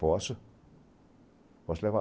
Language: Portuguese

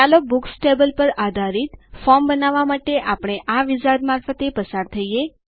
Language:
Gujarati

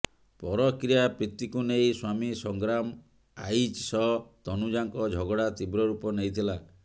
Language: Odia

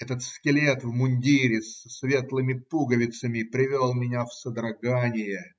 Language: Russian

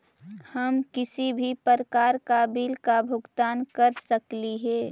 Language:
Magahi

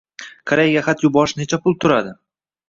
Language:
Uzbek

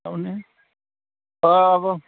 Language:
Bodo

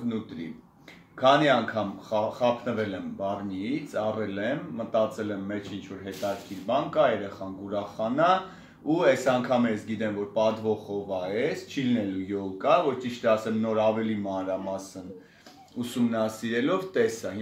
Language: Hindi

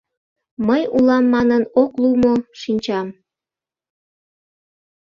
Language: Mari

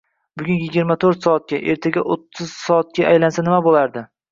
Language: Uzbek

